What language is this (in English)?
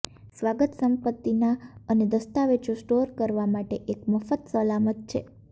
Gujarati